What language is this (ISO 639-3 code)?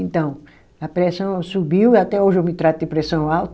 por